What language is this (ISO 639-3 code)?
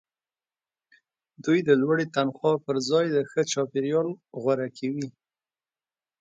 pus